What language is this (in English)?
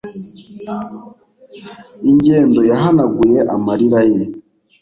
Kinyarwanda